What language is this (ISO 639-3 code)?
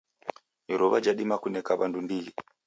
dav